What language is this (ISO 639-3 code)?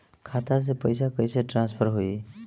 bho